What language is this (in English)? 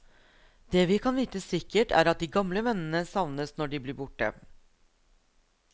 Norwegian